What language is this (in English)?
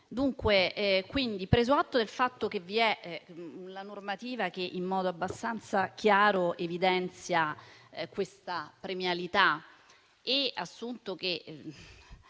Italian